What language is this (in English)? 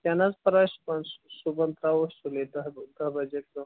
Kashmiri